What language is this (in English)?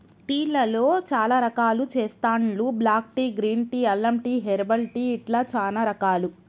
Telugu